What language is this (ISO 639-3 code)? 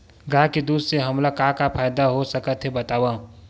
hne